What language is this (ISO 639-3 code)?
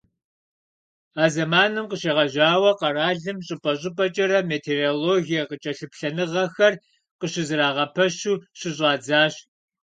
kbd